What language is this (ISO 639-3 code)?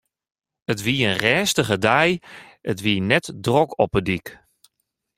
fry